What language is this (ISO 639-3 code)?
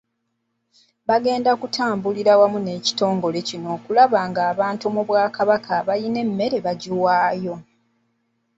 lug